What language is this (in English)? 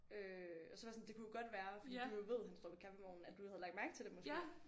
Danish